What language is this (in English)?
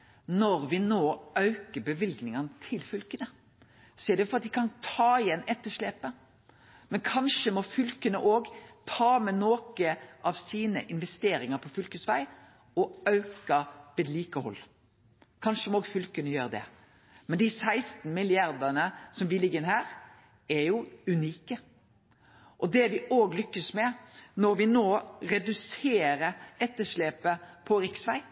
Norwegian Nynorsk